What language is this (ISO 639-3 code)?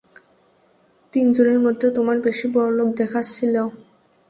ben